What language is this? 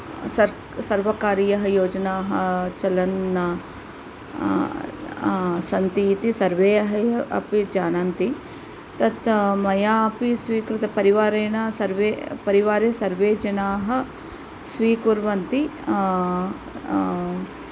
Sanskrit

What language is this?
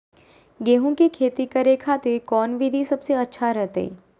Magahi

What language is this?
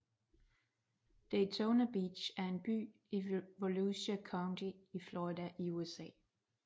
Danish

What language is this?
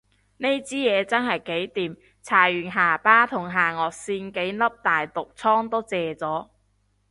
Cantonese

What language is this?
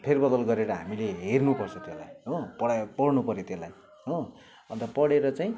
Nepali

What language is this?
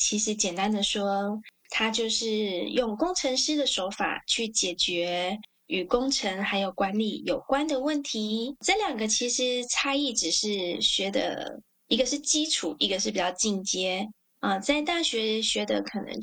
Chinese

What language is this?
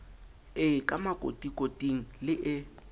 Southern Sotho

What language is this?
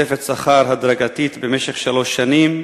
Hebrew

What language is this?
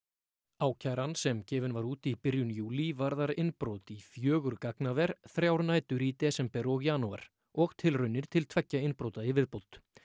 Icelandic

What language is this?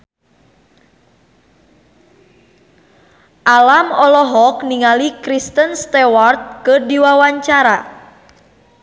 Sundanese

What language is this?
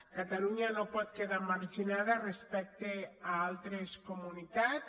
Catalan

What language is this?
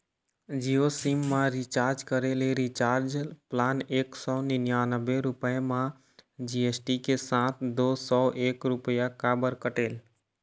Chhattisgarhi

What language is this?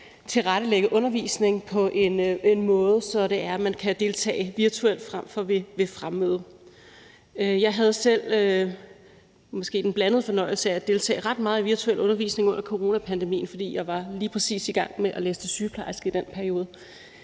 Danish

